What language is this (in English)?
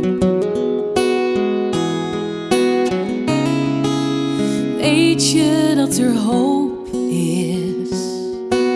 Dutch